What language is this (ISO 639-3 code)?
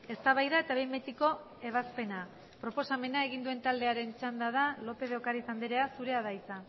eus